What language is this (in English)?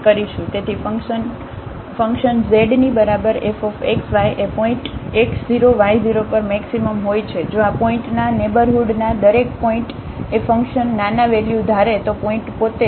Gujarati